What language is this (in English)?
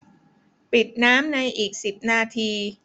Thai